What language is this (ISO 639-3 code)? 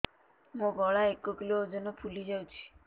ori